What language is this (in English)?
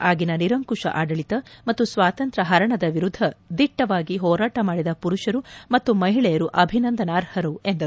Kannada